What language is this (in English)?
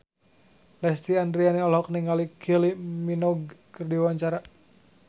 Sundanese